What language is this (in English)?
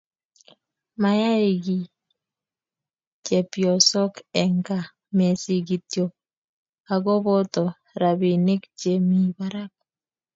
Kalenjin